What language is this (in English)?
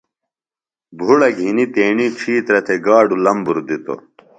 Phalura